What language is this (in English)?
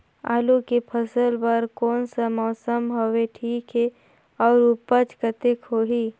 Chhattisgarhi